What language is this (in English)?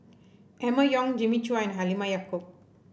English